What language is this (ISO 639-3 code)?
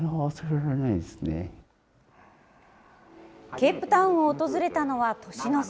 jpn